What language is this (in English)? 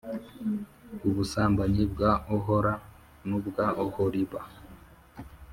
Kinyarwanda